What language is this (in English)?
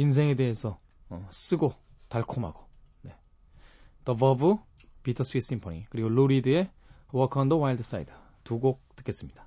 Korean